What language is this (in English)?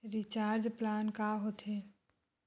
Chhattisgarhi